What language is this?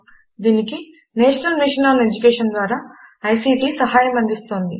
Telugu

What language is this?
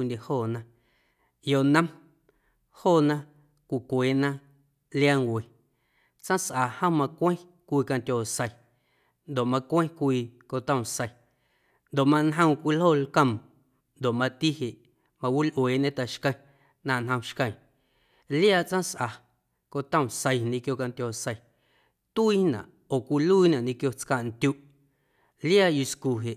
Guerrero Amuzgo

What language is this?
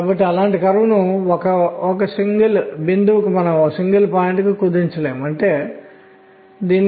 Telugu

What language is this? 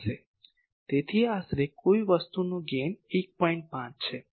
Gujarati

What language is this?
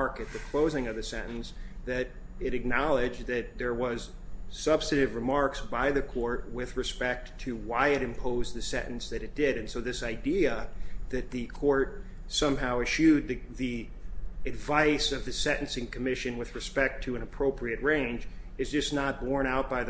English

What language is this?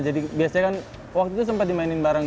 Indonesian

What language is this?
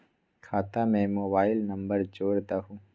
Magahi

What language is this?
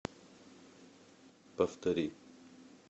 Russian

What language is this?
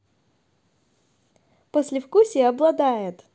Russian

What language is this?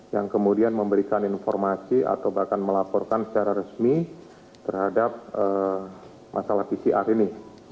Indonesian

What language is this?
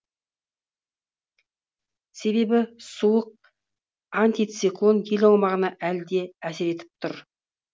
Kazakh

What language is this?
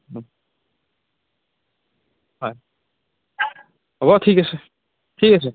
Assamese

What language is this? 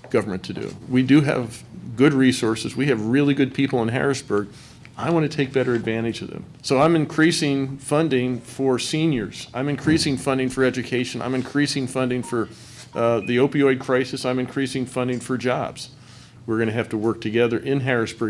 English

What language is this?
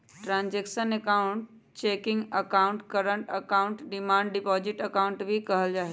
Magahi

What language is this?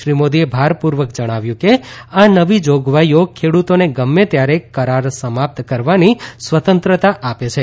Gujarati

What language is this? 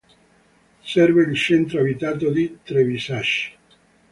Italian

